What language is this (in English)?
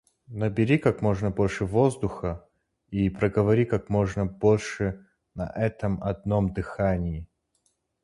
Russian